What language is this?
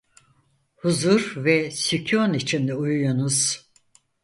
Turkish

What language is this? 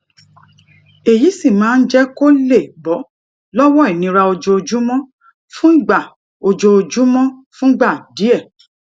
Yoruba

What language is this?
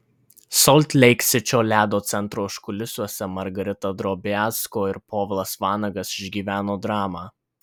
Lithuanian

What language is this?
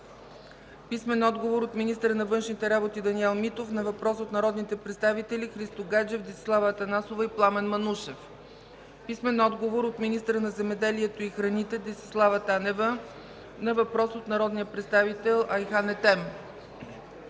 Bulgarian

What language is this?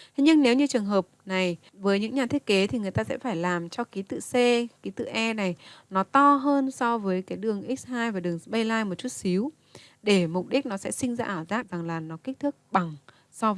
Vietnamese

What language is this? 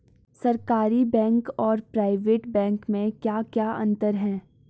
Hindi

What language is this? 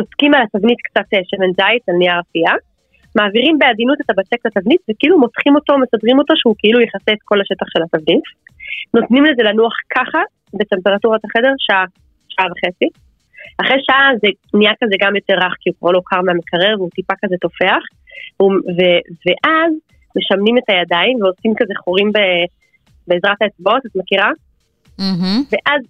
Hebrew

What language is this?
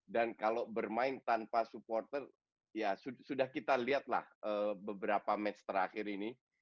Indonesian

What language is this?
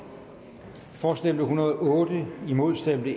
Danish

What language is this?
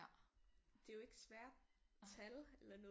Danish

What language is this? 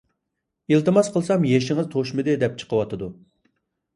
Uyghur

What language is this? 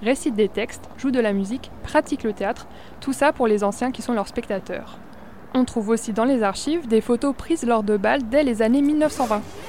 French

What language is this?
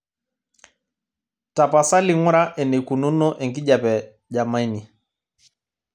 Masai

